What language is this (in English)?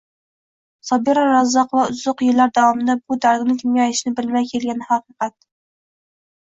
Uzbek